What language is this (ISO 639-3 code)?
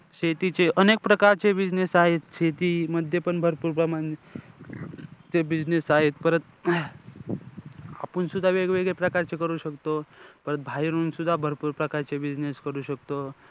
mar